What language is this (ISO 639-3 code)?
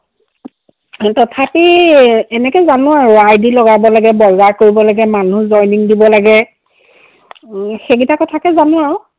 asm